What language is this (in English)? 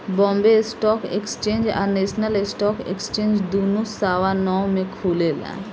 Bhojpuri